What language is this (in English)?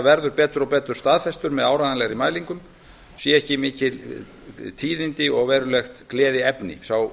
Icelandic